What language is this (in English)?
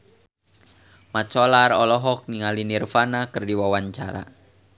Sundanese